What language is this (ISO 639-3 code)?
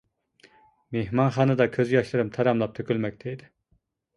uig